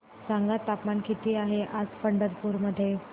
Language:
Marathi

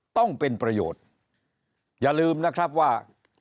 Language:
Thai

